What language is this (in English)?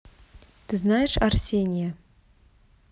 Russian